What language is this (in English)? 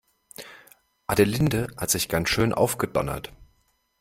German